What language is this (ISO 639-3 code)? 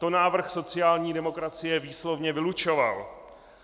ces